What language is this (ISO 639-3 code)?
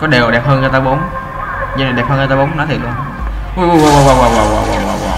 vie